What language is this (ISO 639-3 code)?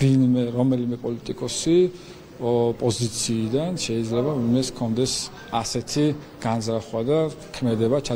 ron